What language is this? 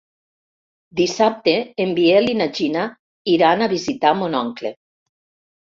Catalan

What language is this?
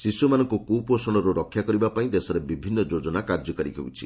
Odia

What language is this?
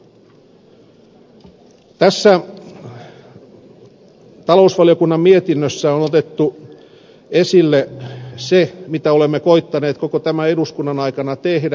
Finnish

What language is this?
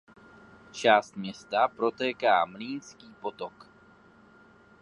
Czech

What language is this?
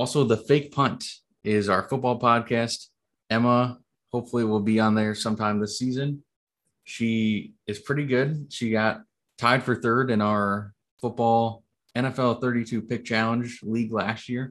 English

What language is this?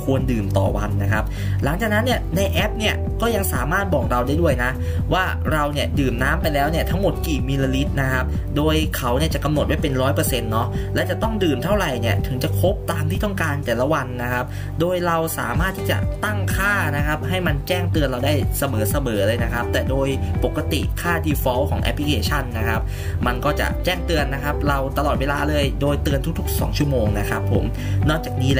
Thai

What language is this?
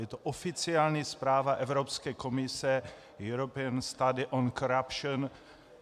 Czech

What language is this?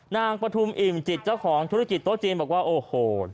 Thai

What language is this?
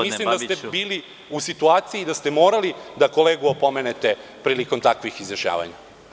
Serbian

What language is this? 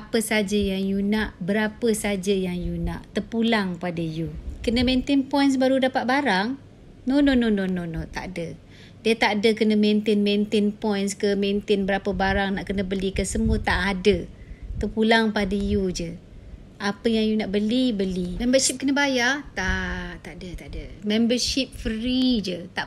Malay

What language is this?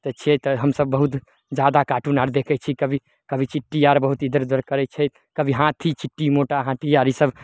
Maithili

